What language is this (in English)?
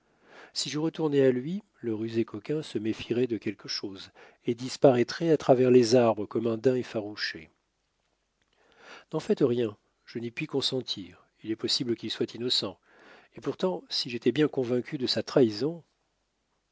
French